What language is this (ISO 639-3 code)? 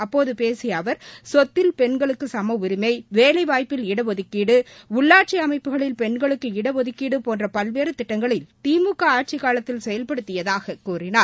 tam